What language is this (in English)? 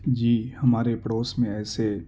Urdu